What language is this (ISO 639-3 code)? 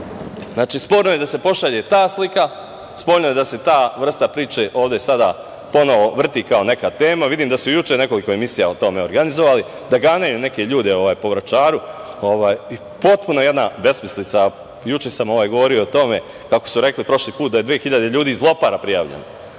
srp